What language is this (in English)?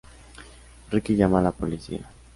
Spanish